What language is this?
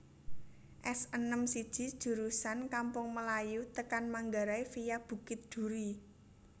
Javanese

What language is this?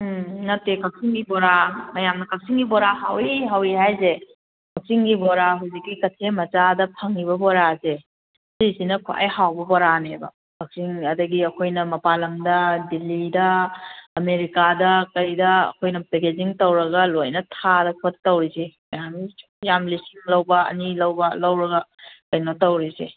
Manipuri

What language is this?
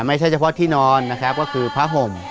Thai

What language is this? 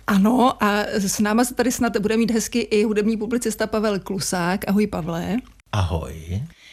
Czech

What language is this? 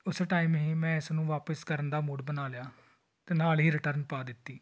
Punjabi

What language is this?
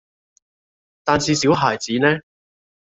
Cantonese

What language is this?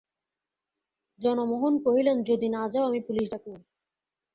Bangla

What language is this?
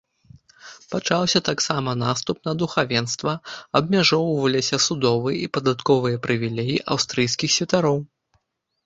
Belarusian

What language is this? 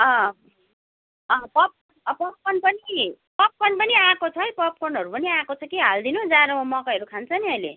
Nepali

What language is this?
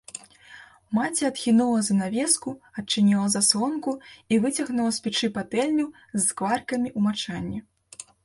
Belarusian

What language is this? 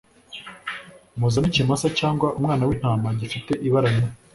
Kinyarwanda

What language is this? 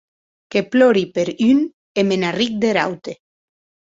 Occitan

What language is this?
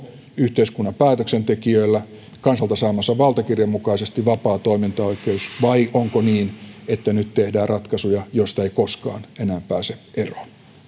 Finnish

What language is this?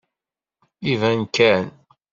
Kabyle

